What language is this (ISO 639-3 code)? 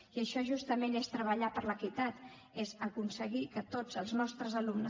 cat